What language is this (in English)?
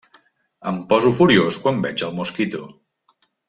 Catalan